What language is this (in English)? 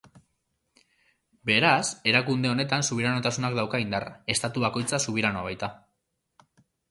Basque